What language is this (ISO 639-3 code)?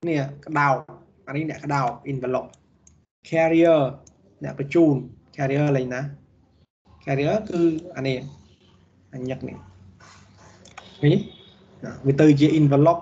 vie